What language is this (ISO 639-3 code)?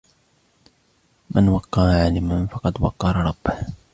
ara